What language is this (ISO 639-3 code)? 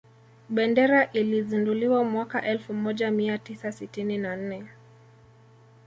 swa